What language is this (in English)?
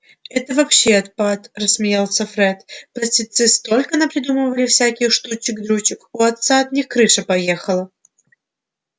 Russian